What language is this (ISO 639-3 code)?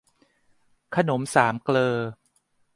tha